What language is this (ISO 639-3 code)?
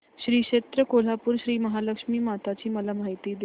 mar